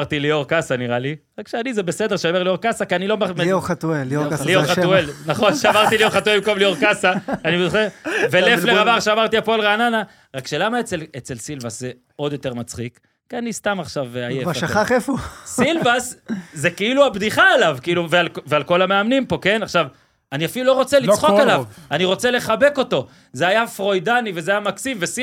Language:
Hebrew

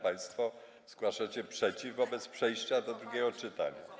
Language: Polish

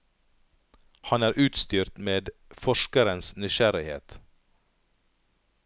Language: Norwegian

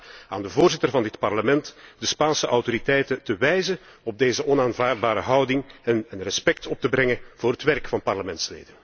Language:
Dutch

